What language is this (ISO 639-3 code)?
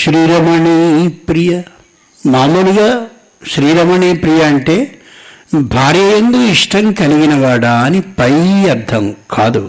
tel